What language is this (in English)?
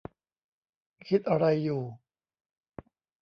Thai